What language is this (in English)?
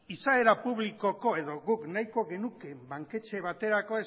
Basque